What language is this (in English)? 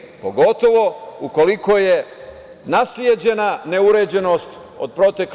Serbian